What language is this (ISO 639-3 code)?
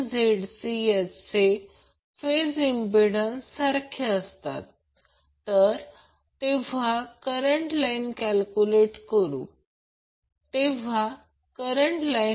mar